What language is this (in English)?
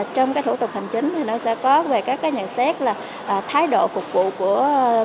Vietnamese